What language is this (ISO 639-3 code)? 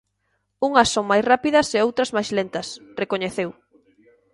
glg